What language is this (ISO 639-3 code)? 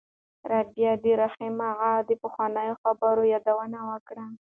pus